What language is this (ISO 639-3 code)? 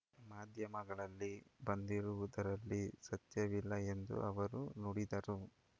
kan